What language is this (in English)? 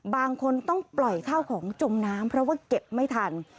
Thai